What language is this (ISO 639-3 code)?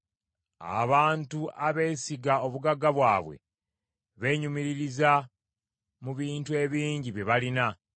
lug